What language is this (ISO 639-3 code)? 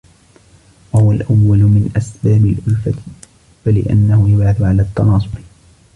ara